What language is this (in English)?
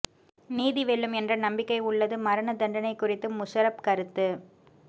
Tamil